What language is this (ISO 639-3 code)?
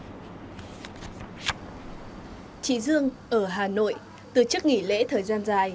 vie